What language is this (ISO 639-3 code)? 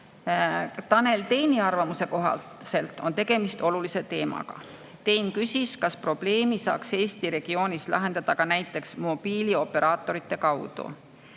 est